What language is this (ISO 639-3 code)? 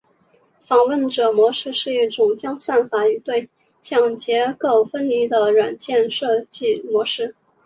zho